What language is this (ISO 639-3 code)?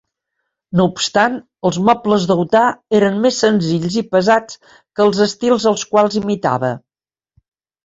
cat